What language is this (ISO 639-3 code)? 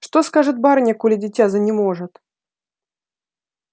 rus